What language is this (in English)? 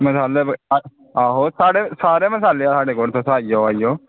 Dogri